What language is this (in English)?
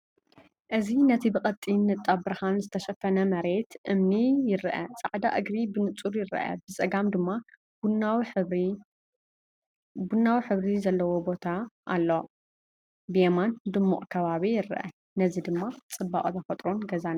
Tigrinya